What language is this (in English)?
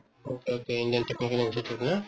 Assamese